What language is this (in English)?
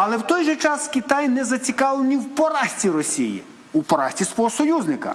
Ukrainian